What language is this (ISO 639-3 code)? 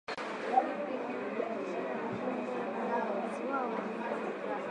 swa